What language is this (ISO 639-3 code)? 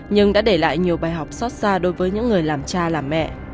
vie